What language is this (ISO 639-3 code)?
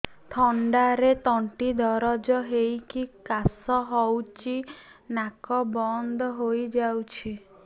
ori